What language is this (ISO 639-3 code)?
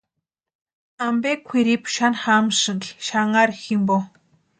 pua